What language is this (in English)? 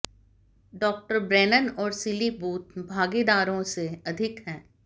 Hindi